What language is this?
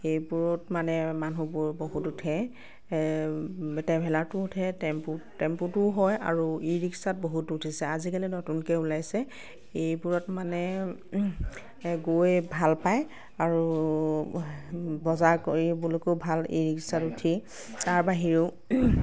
Assamese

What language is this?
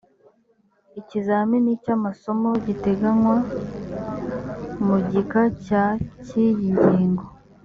Kinyarwanda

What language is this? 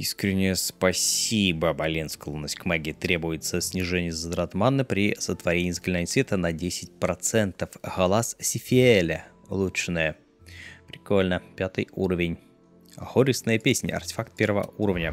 Russian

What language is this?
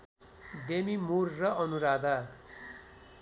Nepali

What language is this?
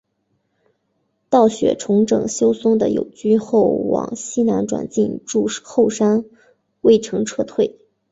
Chinese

